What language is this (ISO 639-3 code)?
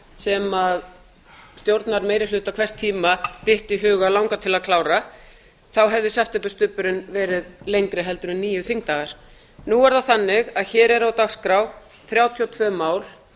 isl